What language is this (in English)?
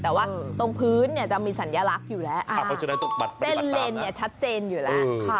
Thai